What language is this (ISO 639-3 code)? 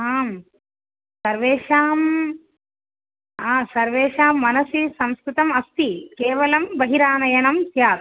san